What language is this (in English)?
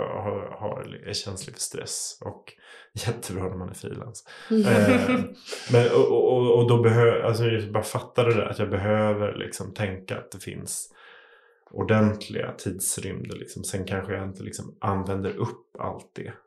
Swedish